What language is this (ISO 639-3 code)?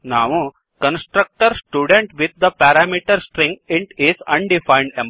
kan